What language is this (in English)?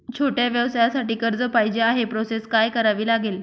Marathi